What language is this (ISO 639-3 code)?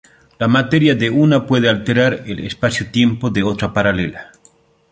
spa